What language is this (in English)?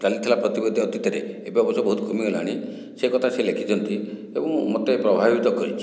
Odia